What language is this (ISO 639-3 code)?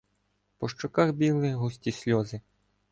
ukr